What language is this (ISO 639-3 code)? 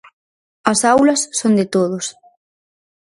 glg